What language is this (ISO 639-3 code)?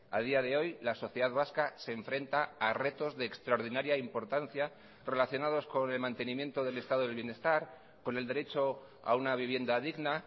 spa